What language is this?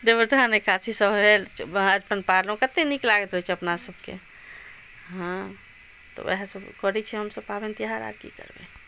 Maithili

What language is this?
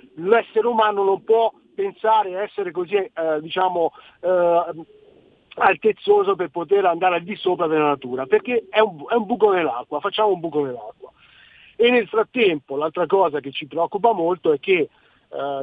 Italian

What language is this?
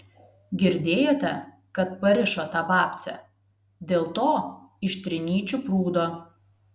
Lithuanian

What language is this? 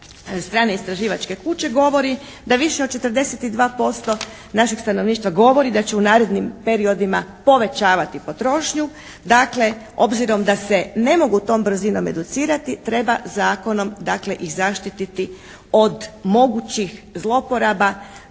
Croatian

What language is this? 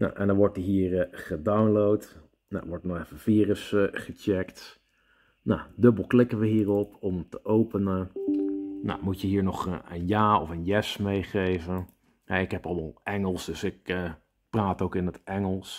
Dutch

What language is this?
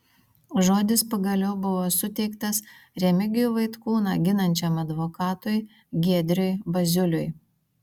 Lithuanian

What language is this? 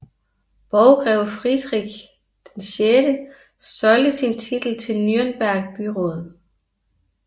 Danish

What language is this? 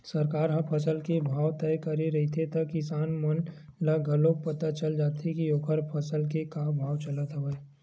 Chhattisgarhi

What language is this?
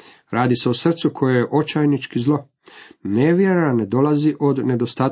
Croatian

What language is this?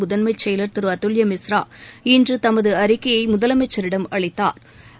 Tamil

